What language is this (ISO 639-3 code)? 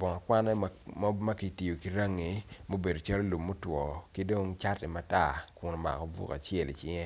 ach